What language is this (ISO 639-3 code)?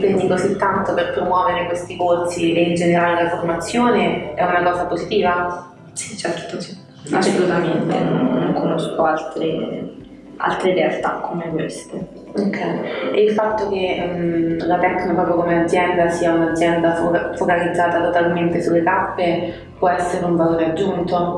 ita